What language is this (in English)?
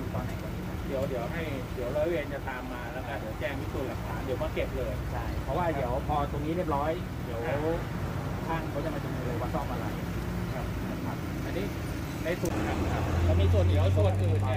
Thai